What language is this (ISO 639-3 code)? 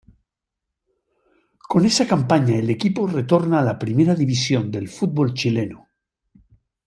spa